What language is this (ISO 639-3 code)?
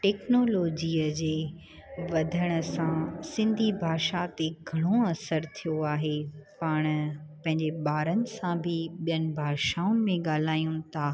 snd